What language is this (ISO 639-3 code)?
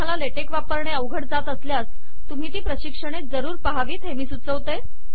mar